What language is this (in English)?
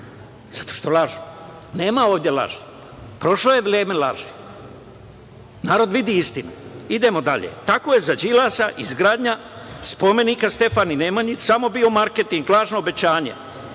Serbian